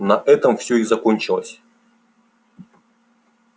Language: Russian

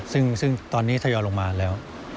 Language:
Thai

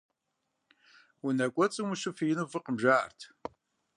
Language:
Kabardian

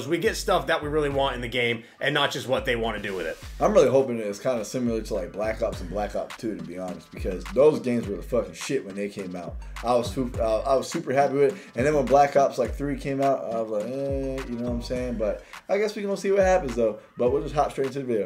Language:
English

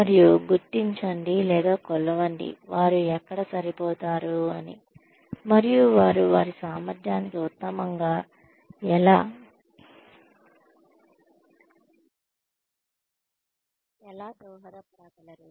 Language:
Telugu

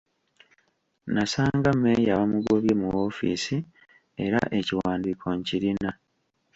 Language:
Ganda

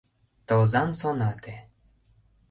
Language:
Mari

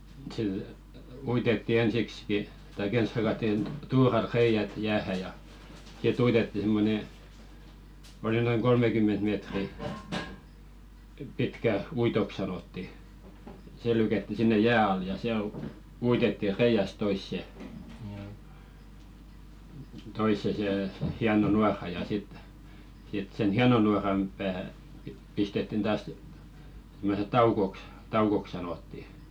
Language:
Finnish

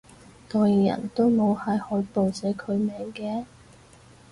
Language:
Cantonese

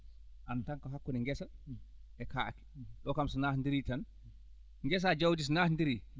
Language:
Fula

